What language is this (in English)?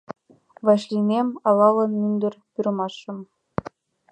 Mari